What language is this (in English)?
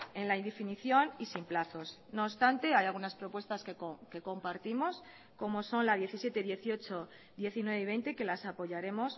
Spanish